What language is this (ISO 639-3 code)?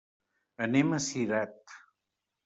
cat